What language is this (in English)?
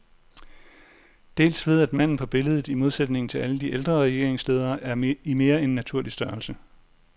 Danish